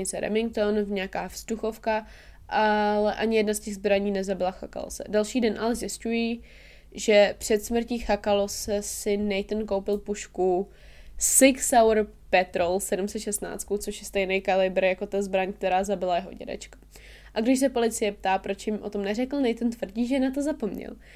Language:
Czech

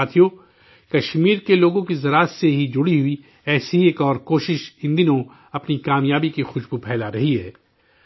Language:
Urdu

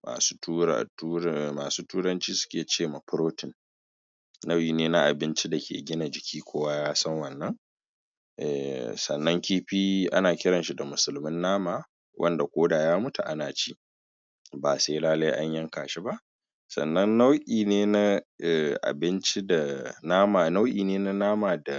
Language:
Hausa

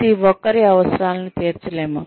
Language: Telugu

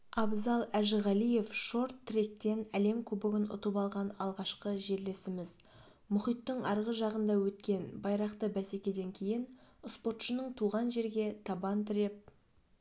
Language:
Kazakh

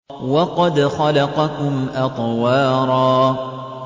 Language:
Arabic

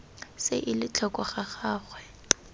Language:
Tswana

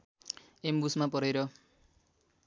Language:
Nepali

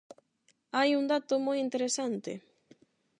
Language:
Galician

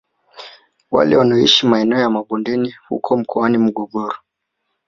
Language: Swahili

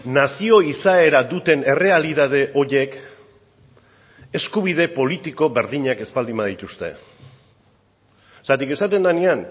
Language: Basque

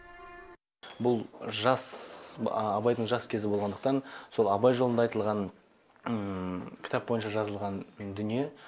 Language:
Kazakh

